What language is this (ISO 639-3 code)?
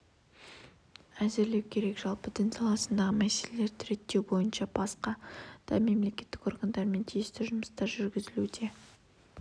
kaz